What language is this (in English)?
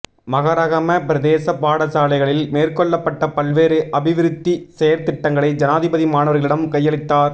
Tamil